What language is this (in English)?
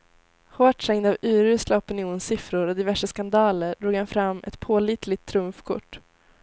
Swedish